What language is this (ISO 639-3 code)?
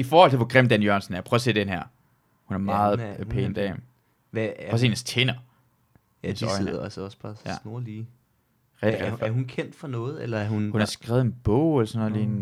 dan